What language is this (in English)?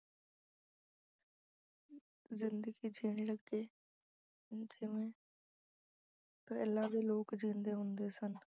Punjabi